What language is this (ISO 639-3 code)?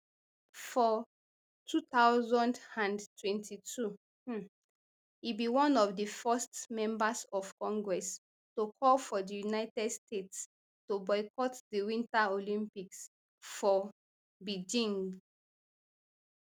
pcm